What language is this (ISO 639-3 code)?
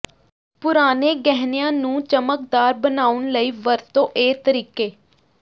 pan